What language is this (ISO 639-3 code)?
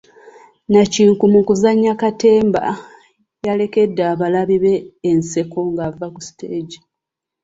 lug